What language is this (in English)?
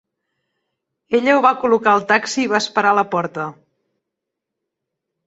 Catalan